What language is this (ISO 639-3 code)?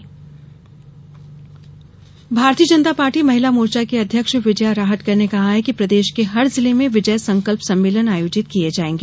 hin